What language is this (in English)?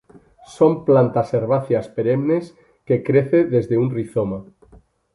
Spanish